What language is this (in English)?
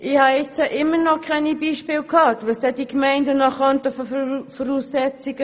Swiss German